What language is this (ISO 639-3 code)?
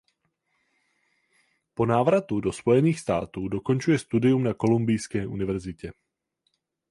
ces